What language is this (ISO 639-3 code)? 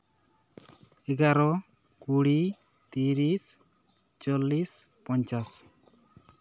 sat